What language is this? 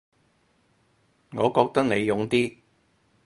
Cantonese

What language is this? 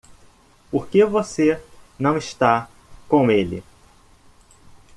Portuguese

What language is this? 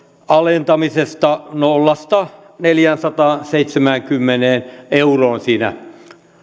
Finnish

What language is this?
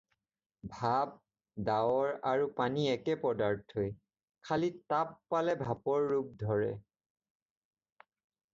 Assamese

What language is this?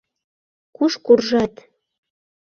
Mari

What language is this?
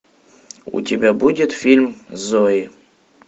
Russian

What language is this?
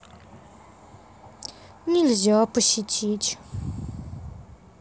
Russian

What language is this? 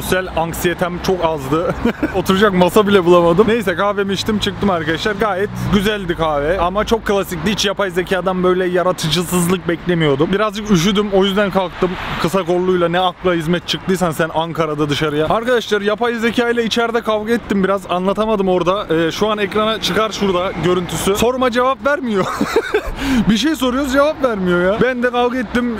Turkish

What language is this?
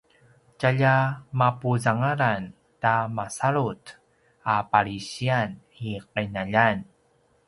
Paiwan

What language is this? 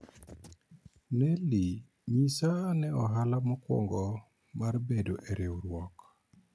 Luo (Kenya and Tanzania)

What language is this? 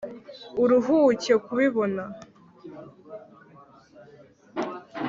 Kinyarwanda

